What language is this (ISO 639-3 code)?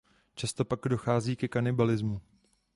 ces